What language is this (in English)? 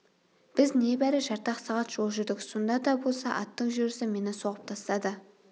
Kazakh